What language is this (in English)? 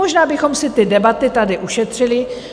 Czech